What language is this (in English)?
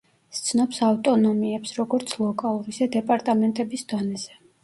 Georgian